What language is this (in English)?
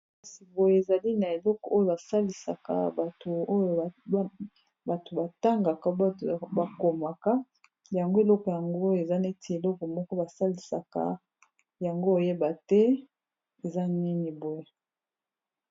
Lingala